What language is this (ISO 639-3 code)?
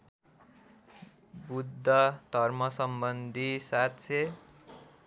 nep